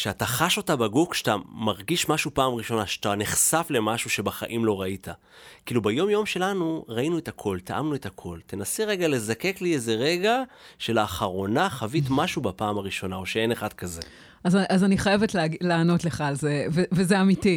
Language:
Hebrew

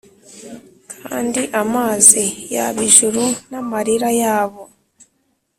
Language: Kinyarwanda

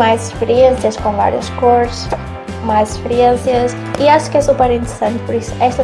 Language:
Portuguese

